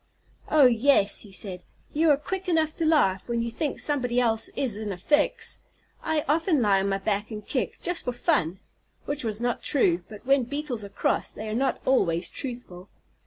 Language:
English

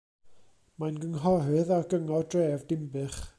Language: Welsh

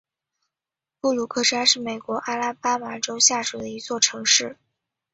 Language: Chinese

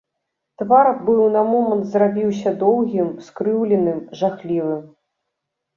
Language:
Belarusian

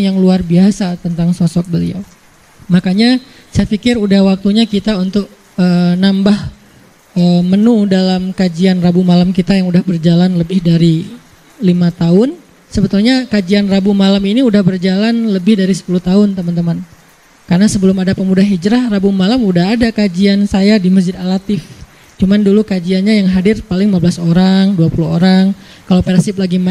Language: Indonesian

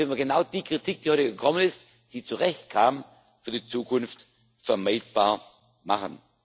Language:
German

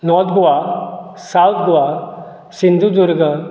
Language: Konkani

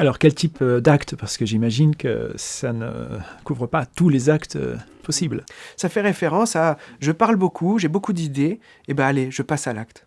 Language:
French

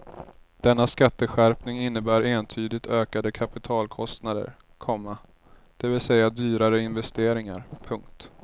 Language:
Swedish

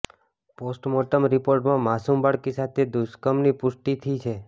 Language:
Gujarati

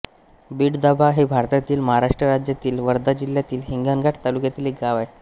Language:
Marathi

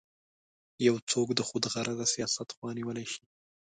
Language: Pashto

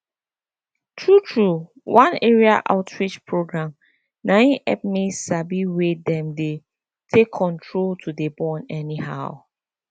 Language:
Nigerian Pidgin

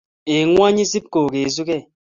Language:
Kalenjin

